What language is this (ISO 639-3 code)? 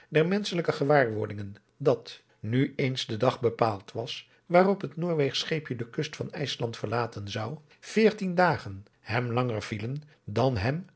nld